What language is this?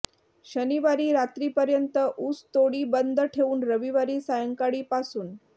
Marathi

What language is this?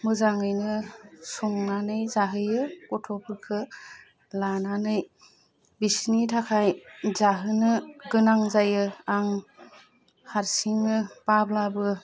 Bodo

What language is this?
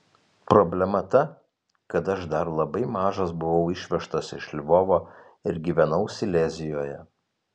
Lithuanian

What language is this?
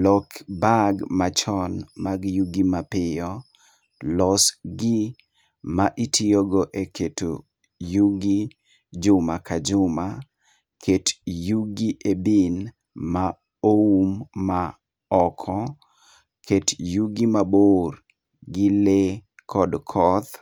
Luo (Kenya and Tanzania)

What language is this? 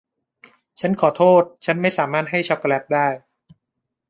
Thai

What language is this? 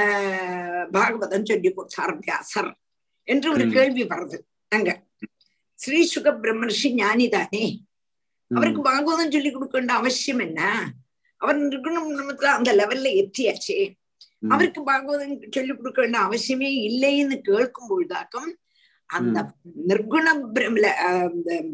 Tamil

